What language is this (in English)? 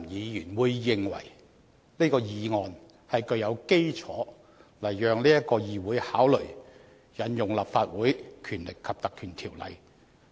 Cantonese